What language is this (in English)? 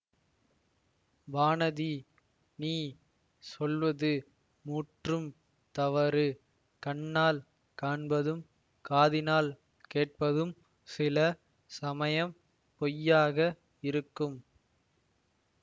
Tamil